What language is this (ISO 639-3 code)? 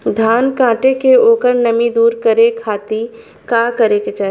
bho